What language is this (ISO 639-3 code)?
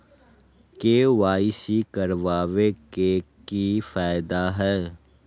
mag